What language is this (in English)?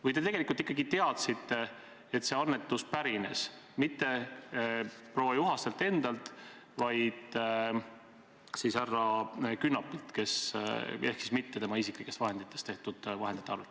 Estonian